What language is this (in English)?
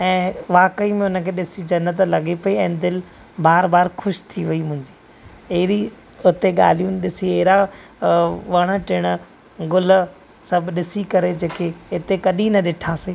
Sindhi